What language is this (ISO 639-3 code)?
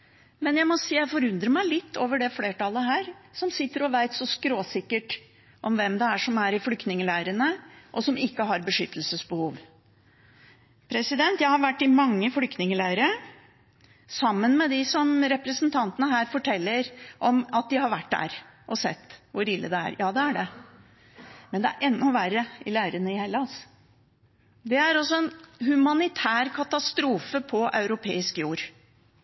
nob